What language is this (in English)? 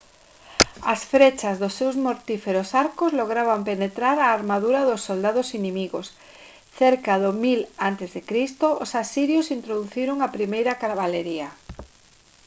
Galician